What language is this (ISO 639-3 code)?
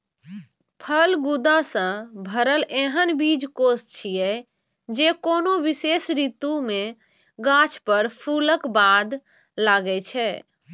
mai